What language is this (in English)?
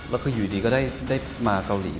Thai